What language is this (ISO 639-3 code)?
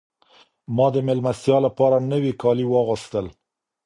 pus